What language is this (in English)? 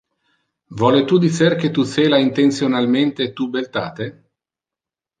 Interlingua